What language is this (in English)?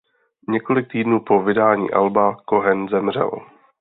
Czech